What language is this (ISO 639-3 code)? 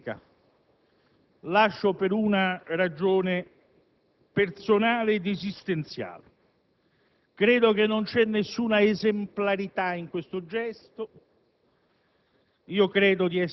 ita